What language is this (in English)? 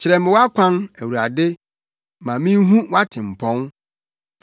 Akan